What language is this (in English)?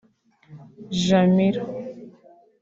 Kinyarwanda